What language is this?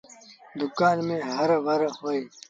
Sindhi Bhil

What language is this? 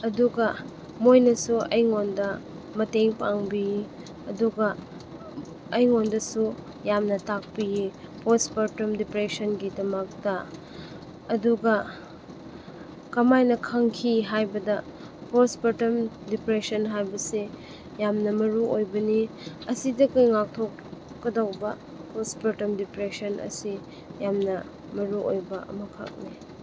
Manipuri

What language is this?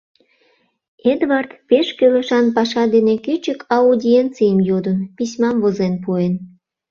Mari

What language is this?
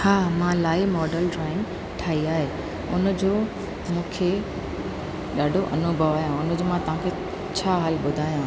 Sindhi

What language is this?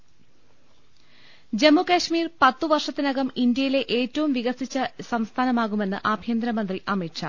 Malayalam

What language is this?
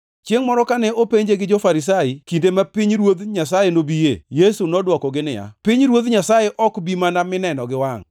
Luo (Kenya and Tanzania)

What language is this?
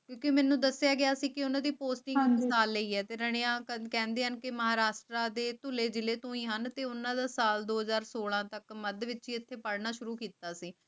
Punjabi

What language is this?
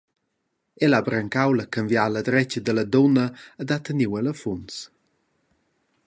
Romansh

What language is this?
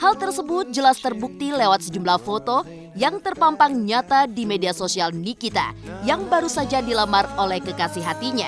Indonesian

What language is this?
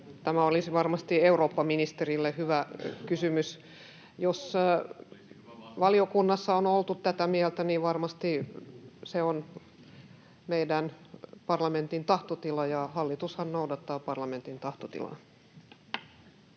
Finnish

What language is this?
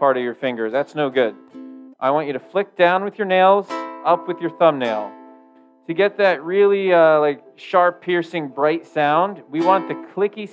English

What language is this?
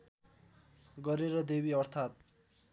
Nepali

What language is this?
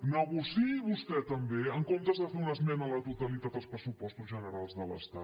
Catalan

